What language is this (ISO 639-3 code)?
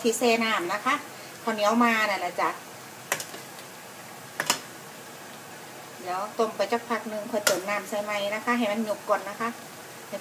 tha